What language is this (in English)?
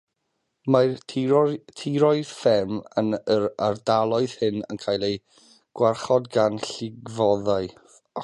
Welsh